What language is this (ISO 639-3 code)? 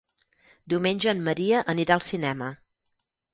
cat